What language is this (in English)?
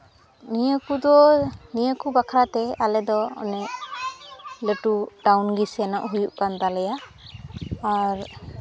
Santali